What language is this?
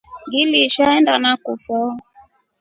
Rombo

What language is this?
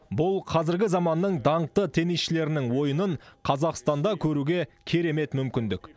Kazakh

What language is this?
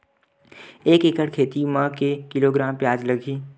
Chhattisgarhi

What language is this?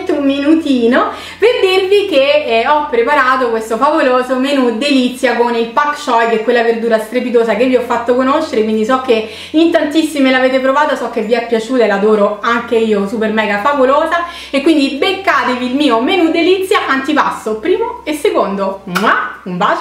Italian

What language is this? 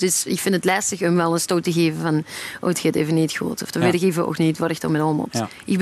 Dutch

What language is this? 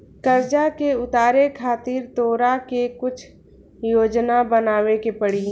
Bhojpuri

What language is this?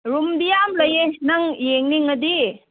Manipuri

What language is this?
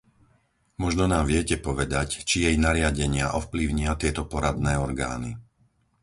Slovak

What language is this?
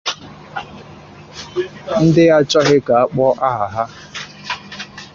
Igbo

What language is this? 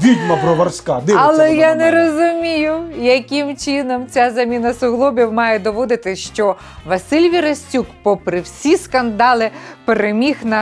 Ukrainian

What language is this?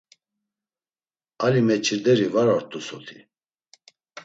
Laz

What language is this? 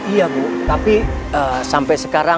Indonesian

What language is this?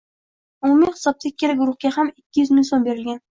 Uzbek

